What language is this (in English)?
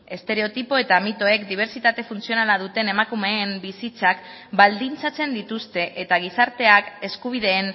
Basque